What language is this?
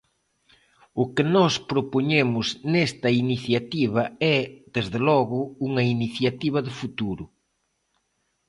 Galician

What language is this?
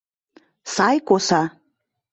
Mari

